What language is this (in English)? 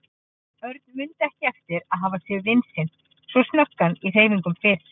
Icelandic